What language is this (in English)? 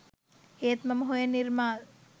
Sinhala